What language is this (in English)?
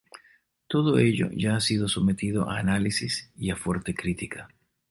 Spanish